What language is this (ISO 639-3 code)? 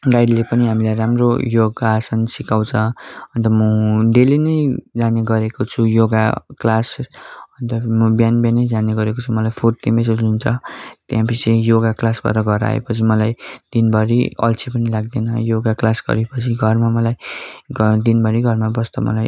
nep